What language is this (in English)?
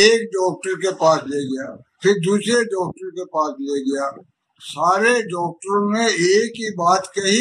Punjabi